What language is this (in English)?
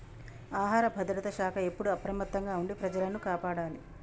Telugu